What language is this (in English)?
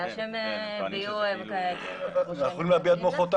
Hebrew